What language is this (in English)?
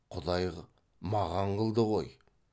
Kazakh